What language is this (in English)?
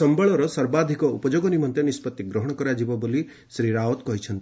Odia